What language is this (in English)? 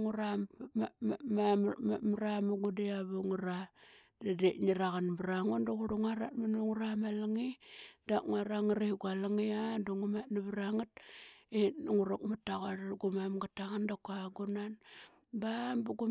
Qaqet